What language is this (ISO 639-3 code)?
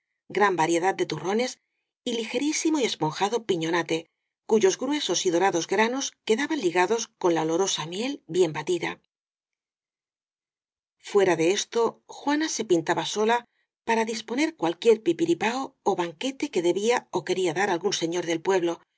spa